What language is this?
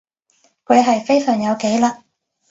Cantonese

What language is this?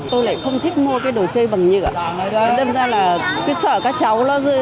Vietnamese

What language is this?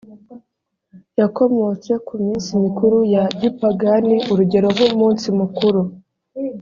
Kinyarwanda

